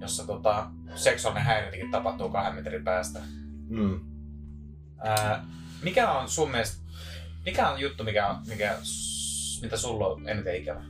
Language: Finnish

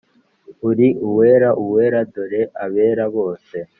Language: Kinyarwanda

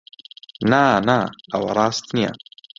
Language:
Central Kurdish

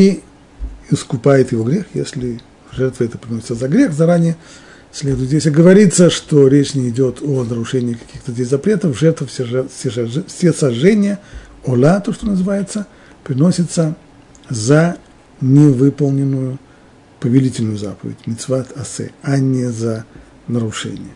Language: Russian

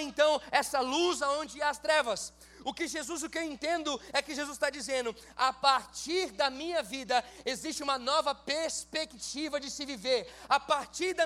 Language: Portuguese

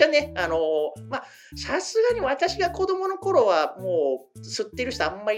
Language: Japanese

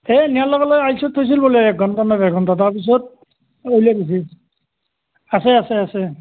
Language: Assamese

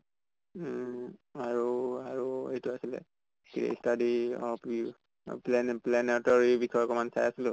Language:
Assamese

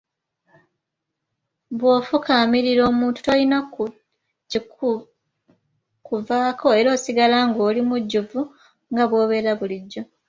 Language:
Ganda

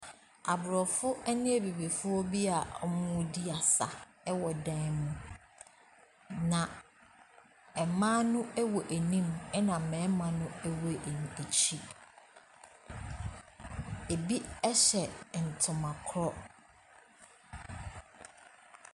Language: Akan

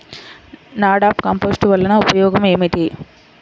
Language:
Telugu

